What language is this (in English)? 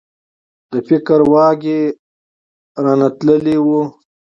Pashto